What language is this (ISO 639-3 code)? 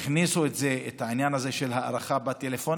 heb